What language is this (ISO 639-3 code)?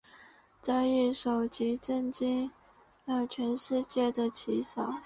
zho